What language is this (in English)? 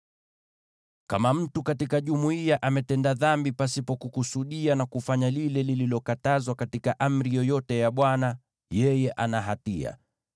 Swahili